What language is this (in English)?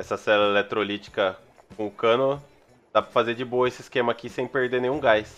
Portuguese